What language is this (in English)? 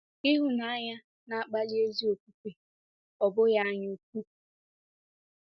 Igbo